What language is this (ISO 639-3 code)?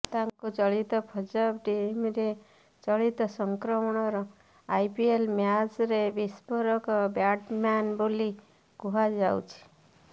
ori